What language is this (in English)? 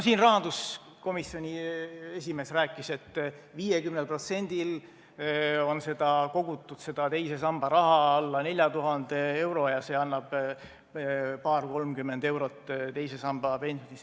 Estonian